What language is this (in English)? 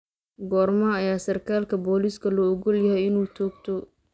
Somali